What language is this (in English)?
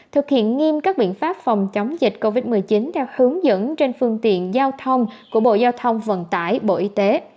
Vietnamese